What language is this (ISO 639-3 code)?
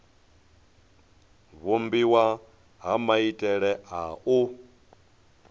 ven